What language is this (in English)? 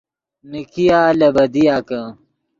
Yidgha